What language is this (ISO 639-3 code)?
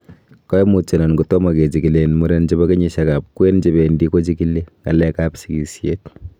kln